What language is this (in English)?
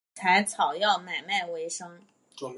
Chinese